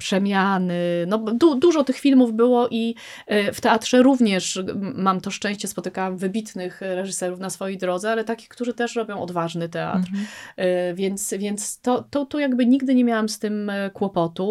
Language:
Polish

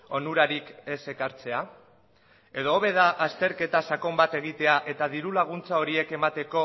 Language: Basque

